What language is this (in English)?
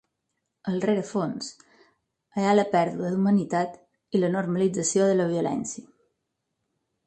Catalan